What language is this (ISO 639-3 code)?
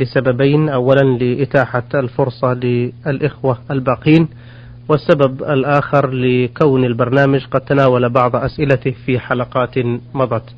ara